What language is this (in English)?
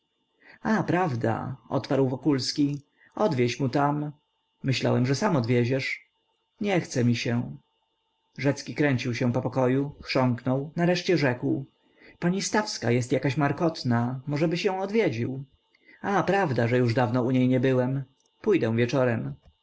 Polish